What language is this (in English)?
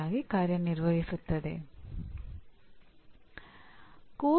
Kannada